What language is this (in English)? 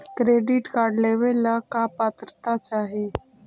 Magahi